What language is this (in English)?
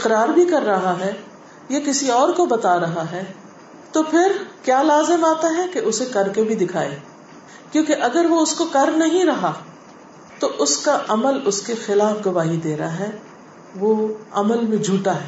Urdu